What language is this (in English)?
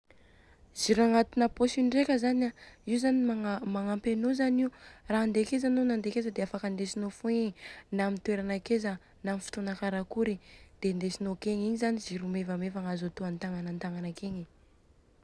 Southern Betsimisaraka Malagasy